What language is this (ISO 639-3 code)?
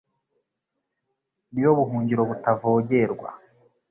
kin